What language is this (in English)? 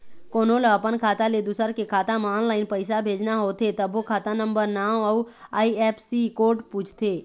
Chhattisgarhi